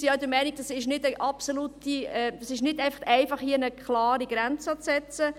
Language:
Swiss German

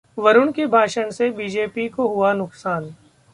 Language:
Hindi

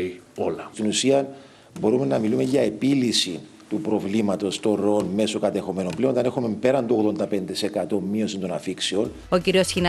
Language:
Greek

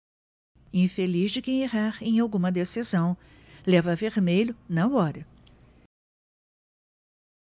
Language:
Portuguese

